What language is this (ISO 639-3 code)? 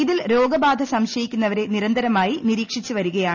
mal